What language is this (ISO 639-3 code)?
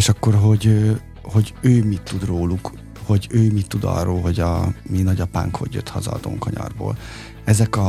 hun